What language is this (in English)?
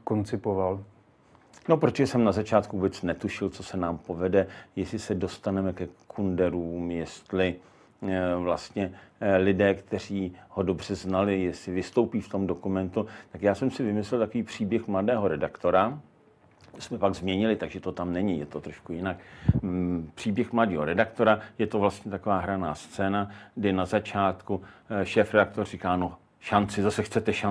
Czech